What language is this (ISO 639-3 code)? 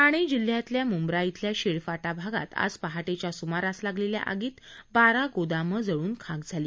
mar